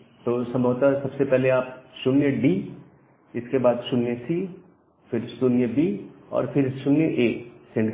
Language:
Hindi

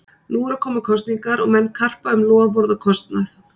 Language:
Icelandic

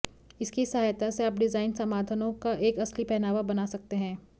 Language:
Hindi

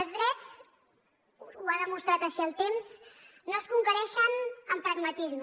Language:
Catalan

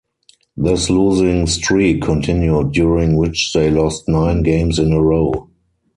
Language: English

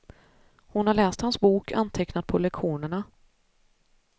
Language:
Swedish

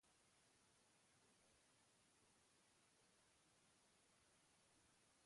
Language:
Basque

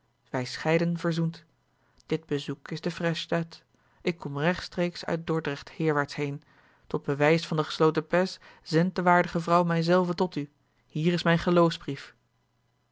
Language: Dutch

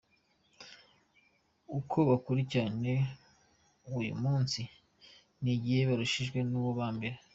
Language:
Kinyarwanda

